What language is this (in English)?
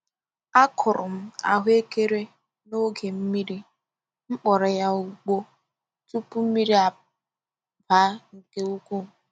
Igbo